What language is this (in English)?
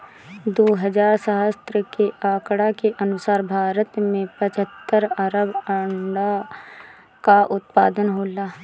Bhojpuri